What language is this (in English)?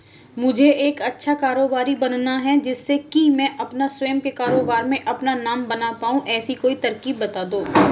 Hindi